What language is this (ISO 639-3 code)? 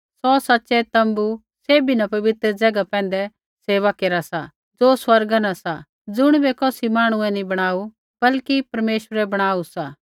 kfx